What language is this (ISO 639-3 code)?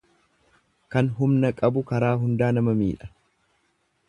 orm